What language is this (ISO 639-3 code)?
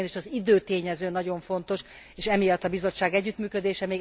hun